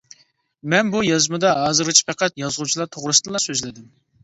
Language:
Uyghur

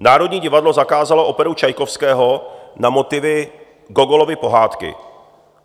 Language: Czech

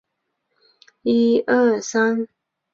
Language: Chinese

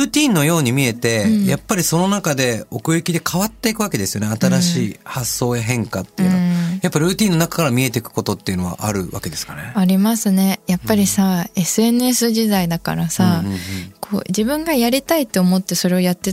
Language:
Japanese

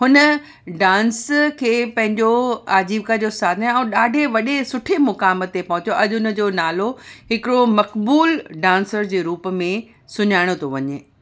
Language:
Sindhi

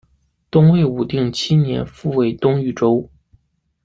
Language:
Chinese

